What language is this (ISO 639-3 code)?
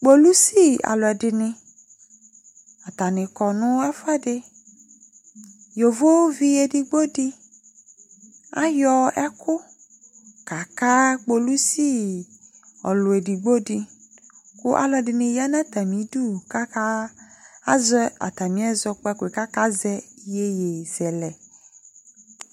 kpo